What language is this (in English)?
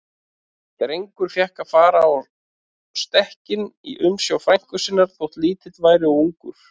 Icelandic